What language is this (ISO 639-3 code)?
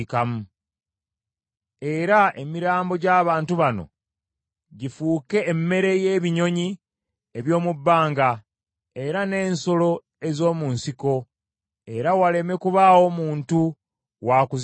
lug